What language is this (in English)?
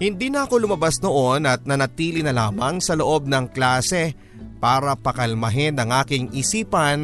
Filipino